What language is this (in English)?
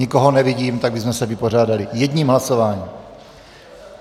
Czech